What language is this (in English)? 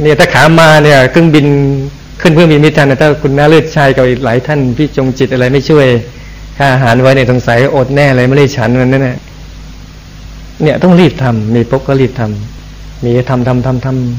Thai